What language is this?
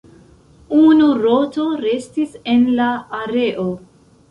Esperanto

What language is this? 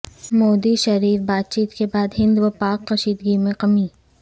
Urdu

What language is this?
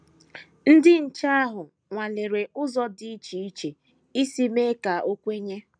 Igbo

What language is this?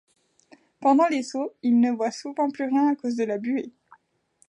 French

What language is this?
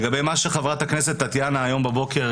Hebrew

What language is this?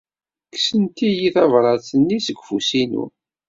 Kabyle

